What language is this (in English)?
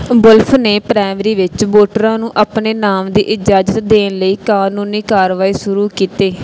Punjabi